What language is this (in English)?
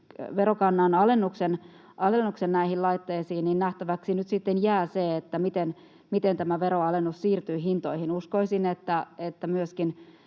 Finnish